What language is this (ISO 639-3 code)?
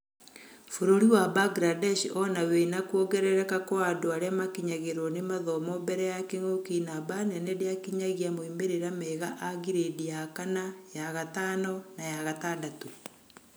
kik